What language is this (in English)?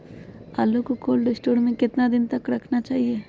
Magahi